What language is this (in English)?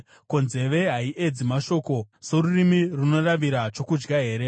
Shona